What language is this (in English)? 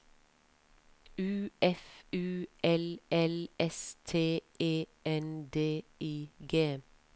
Norwegian